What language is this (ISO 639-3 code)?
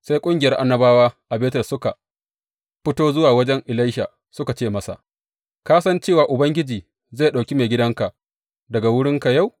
hau